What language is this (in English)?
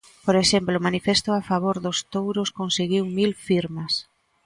Galician